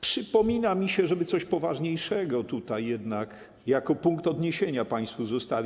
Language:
Polish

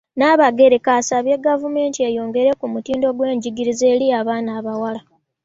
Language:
Ganda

